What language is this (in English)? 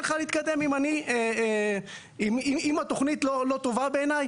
Hebrew